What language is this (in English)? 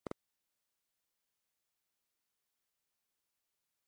Kinyarwanda